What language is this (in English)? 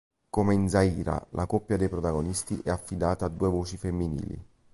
Italian